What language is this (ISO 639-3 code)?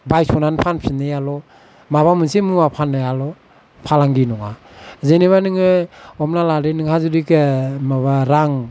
brx